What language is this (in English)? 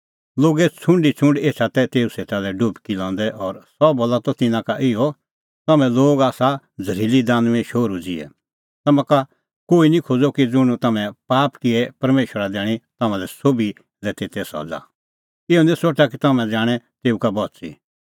Kullu Pahari